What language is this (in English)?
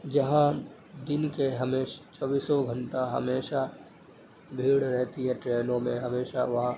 Urdu